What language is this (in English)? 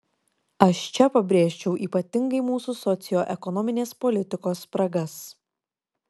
Lithuanian